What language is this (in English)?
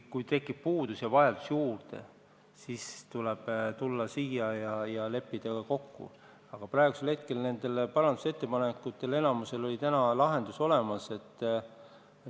Estonian